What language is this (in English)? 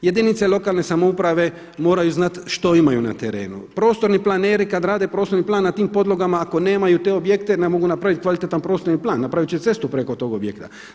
Croatian